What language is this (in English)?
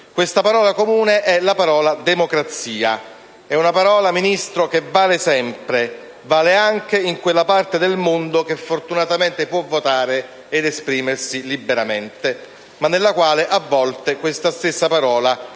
Italian